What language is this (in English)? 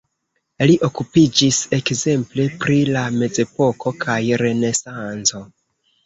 Esperanto